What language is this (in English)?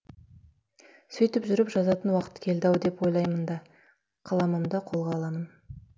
Kazakh